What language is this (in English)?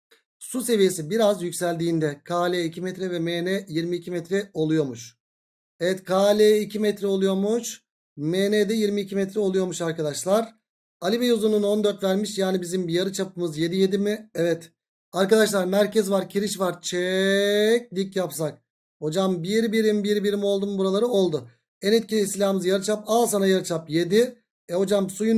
Turkish